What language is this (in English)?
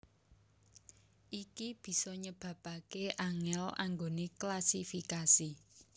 Javanese